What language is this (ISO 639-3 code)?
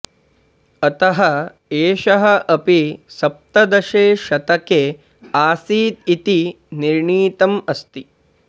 san